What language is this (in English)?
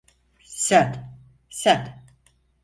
Turkish